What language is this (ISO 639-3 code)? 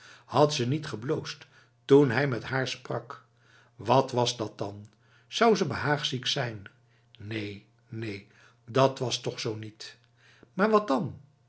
nld